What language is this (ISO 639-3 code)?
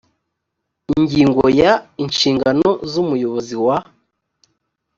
kin